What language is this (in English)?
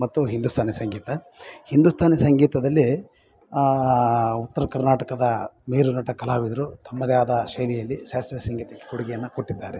Kannada